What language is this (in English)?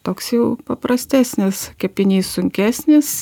Lithuanian